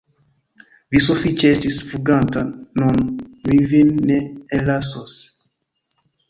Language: Esperanto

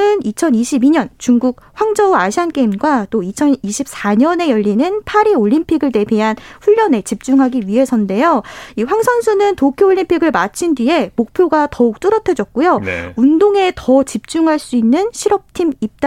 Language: Korean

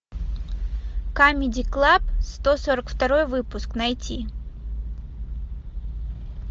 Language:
Russian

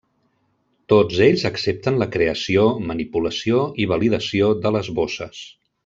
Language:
Catalan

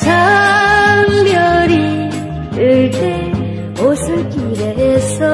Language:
Korean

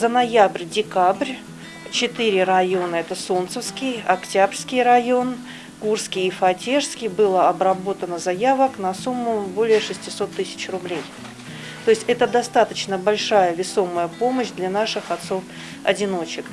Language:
Russian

